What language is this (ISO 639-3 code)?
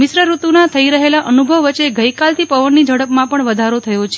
guj